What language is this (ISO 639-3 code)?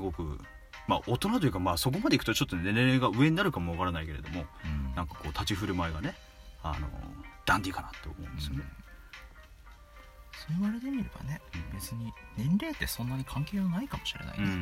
jpn